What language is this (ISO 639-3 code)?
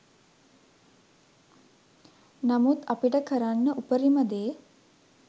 sin